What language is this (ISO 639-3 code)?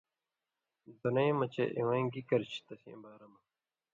mvy